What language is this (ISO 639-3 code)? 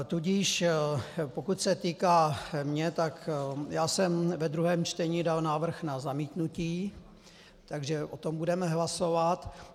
ces